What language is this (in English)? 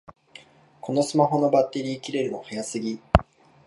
Japanese